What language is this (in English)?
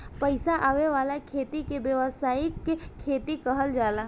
Bhojpuri